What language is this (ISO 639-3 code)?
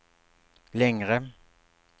swe